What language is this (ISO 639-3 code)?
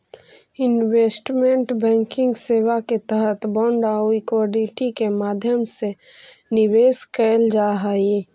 mag